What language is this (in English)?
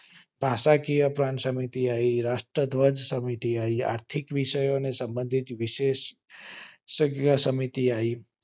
Gujarati